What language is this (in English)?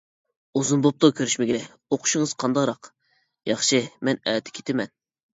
Uyghur